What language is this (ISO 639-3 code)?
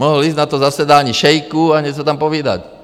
ces